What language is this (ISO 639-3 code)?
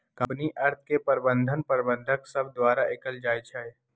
mag